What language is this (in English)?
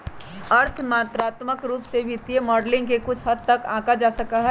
Magahi